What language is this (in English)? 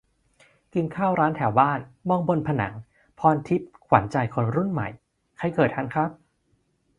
Thai